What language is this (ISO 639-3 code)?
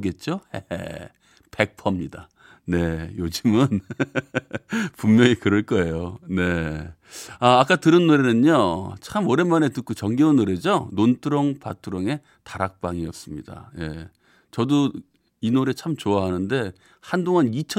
kor